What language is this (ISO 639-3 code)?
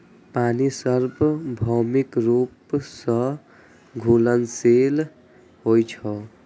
mai